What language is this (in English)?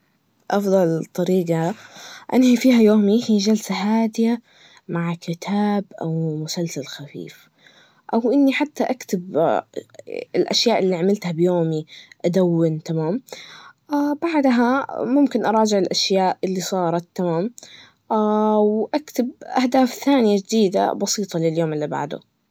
Najdi Arabic